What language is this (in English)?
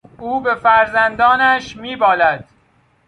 Persian